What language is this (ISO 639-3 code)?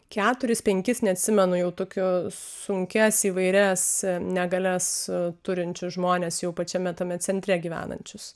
lit